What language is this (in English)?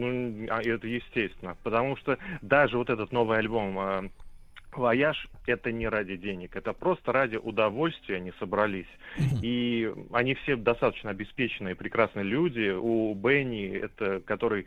Russian